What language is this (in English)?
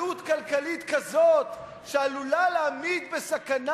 Hebrew